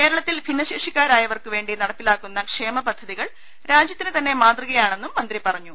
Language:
Malayalam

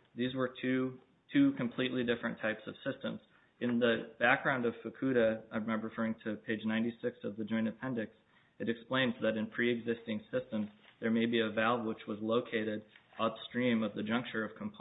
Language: English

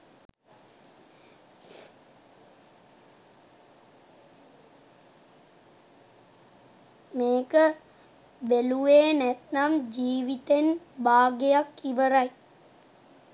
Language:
Sinhala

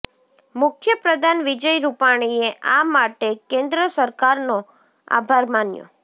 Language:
Gujarati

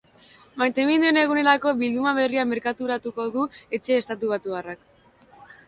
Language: Basque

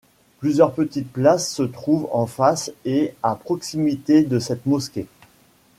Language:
French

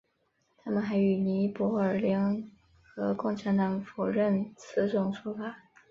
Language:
Chinese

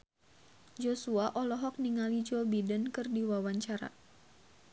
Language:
Sundanese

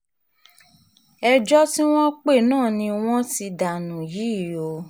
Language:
Yoruba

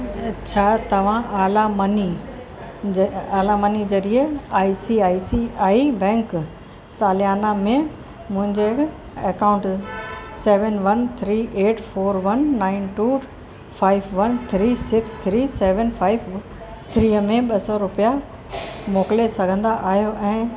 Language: Sindhi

